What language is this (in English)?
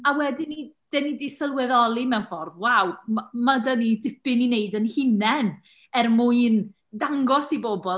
Welsh